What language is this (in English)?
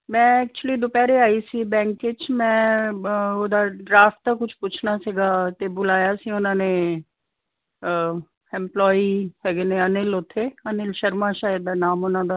Punjabi